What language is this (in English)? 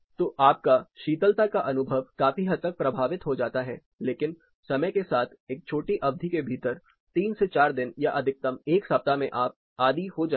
Hindi